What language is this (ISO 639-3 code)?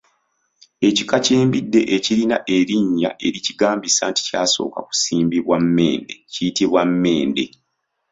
lug